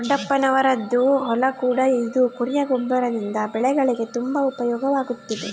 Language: Kannada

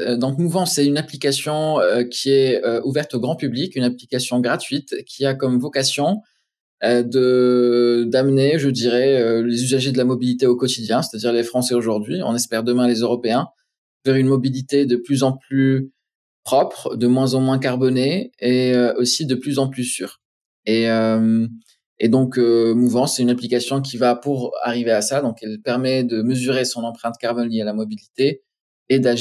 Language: French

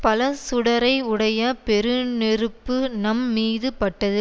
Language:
Tamil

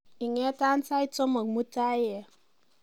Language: Kalenjin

